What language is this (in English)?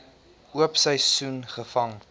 Afrikaans